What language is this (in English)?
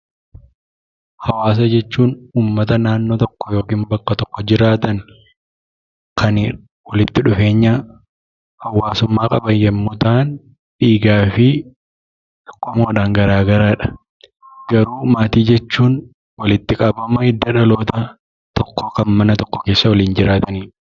Oromo